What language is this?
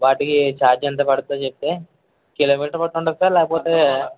Telugu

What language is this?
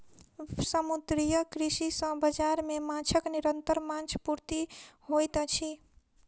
Maithili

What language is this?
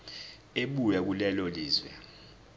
Zulu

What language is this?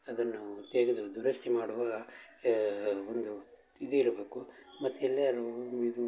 Kannada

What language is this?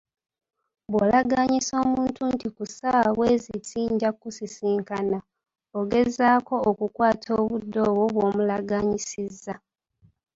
Ganda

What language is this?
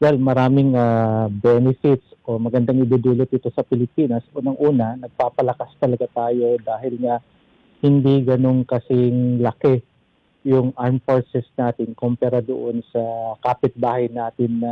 Filipino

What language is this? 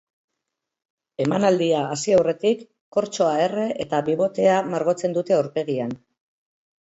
Basque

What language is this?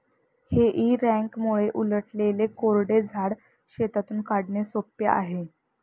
Marathi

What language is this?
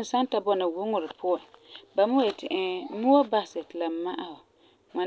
Frafra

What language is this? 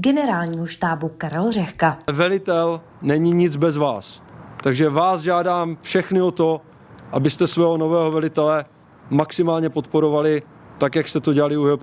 Czech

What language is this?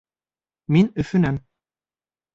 Bashkir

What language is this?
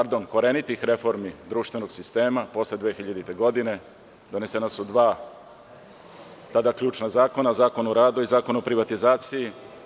Serbian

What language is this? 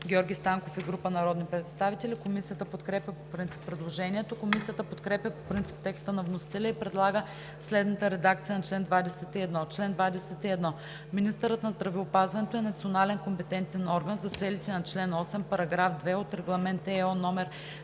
Bulgarian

